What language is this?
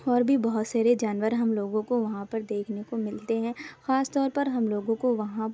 Urdu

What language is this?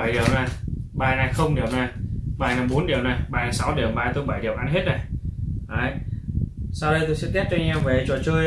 Vietnamese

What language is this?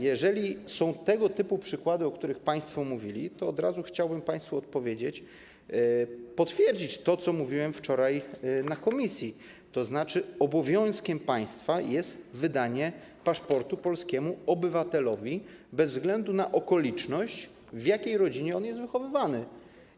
Polish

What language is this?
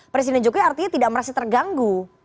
Indonesian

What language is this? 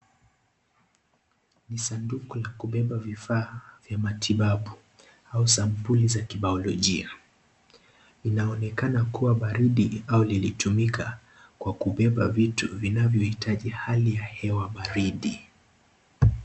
Swahili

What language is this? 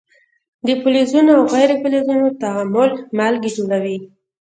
Pashto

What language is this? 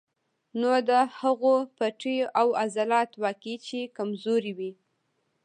Pashto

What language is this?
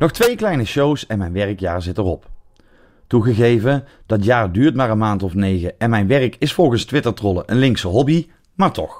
Dutch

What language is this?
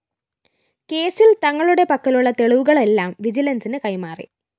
Malayalam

